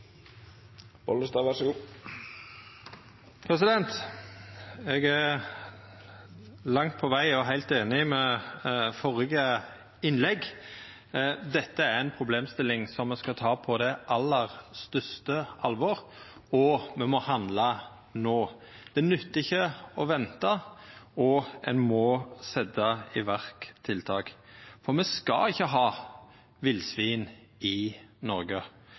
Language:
Norwegian Nynorsk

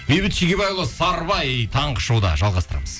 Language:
Kazakh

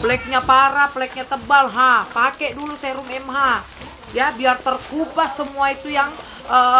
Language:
Indonesian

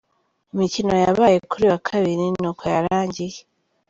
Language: Kinyarwanda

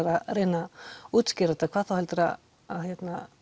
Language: Icelandic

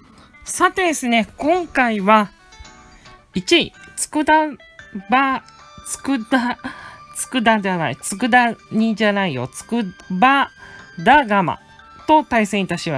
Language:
Japanese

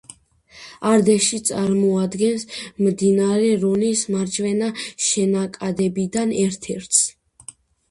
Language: Georgian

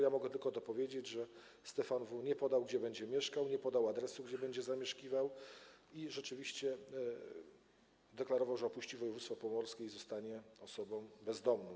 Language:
Polish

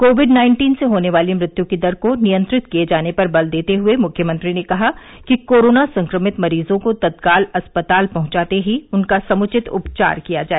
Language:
Hindi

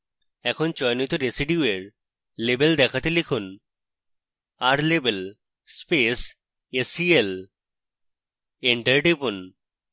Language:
Bangla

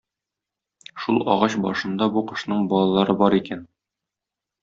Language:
Tatar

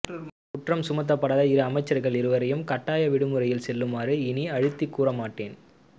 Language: Tamil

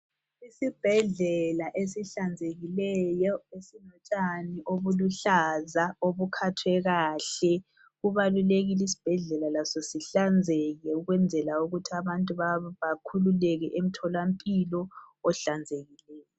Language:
North Ndebele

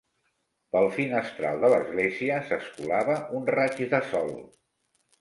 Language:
Catalan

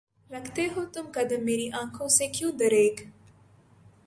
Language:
Urdu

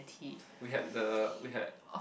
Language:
English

